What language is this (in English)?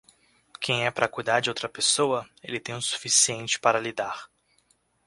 Portuguese